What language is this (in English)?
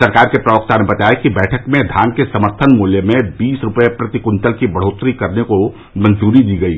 Hindi